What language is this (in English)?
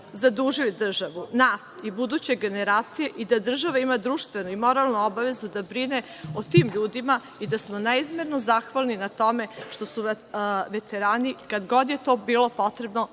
Serbian